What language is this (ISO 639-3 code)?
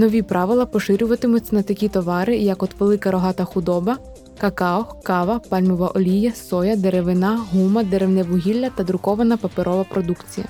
ukr